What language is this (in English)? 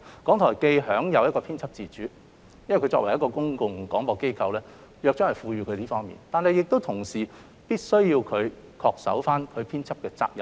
Cantonese